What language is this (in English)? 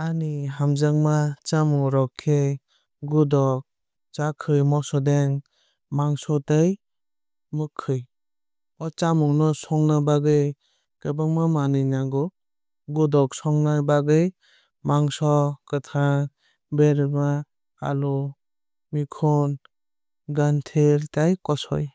Kok Borok